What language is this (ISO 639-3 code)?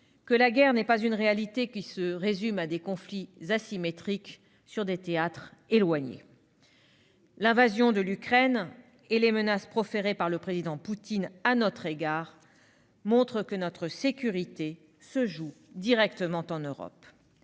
fra